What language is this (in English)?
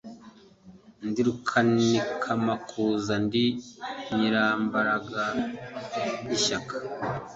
Kinyarwanda